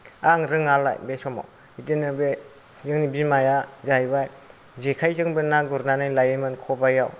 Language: Bodo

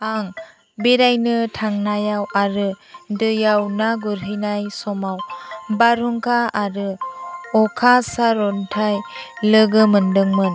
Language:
Bodo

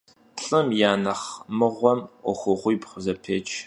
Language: Kabardian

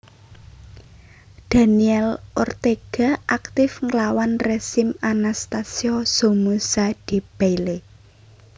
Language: Javanese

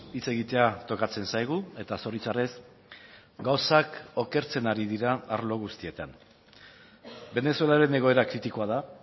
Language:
Basque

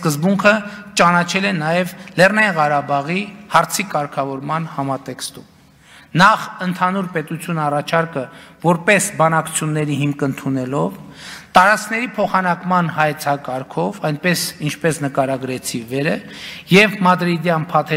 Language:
Romanian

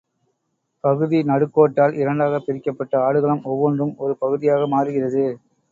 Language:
Tamil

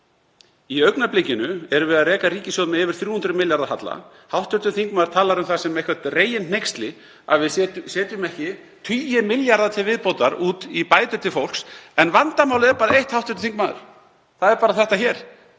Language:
Icelandic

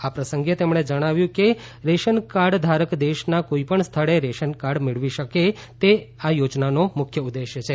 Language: Gujarati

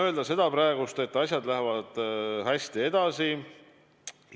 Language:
Estonian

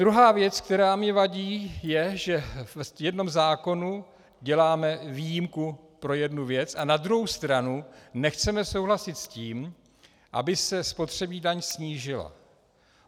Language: Czech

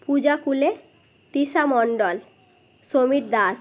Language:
Bangla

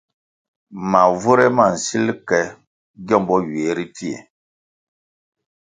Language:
Kwasio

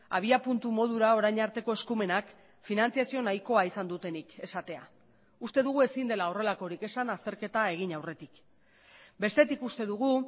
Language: Basque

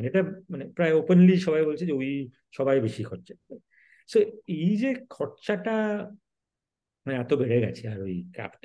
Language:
Bangla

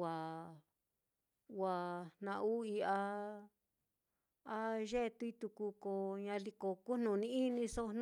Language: Mitlatongo Mixtec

